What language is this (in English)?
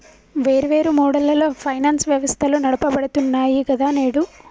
Telugu